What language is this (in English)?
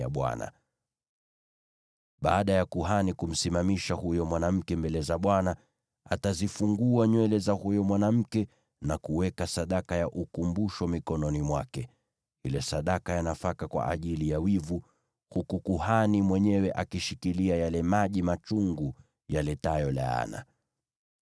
Swahili